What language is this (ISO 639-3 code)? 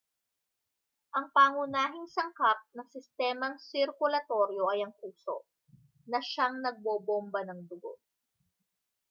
fil